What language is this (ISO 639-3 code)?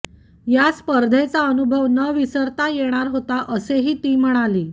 mar